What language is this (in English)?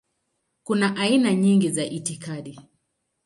Swahili